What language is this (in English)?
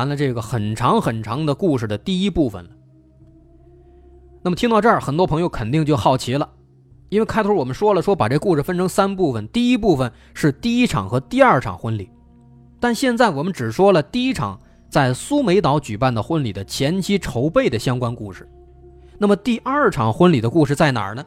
Chinese